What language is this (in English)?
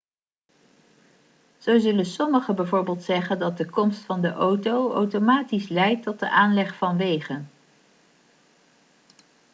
Dutch